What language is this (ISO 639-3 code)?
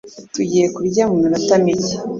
kin